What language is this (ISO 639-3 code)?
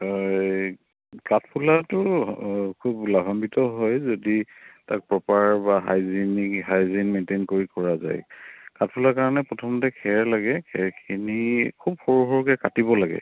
asm